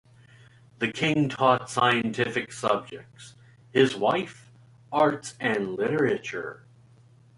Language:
English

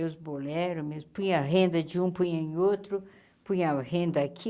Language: Portuguese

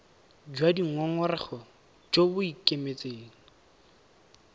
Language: Tswana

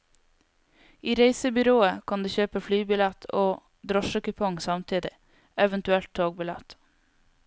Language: Norwegian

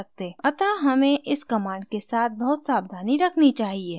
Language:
Hindi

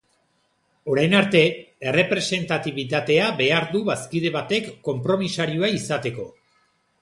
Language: Basque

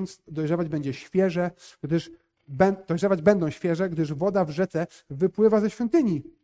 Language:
Polish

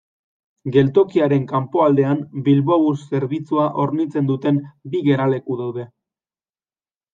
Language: Basque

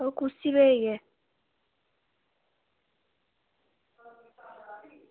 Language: Dogri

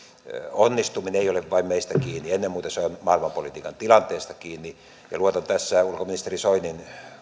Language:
Finnish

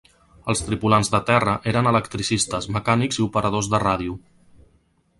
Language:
Catalan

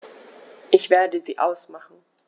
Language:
German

